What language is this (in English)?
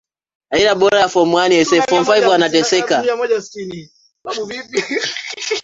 Swahili